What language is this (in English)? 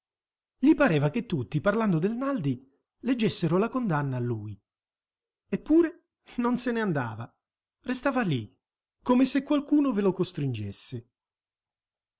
Italian